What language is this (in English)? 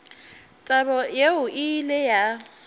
Northern Sotho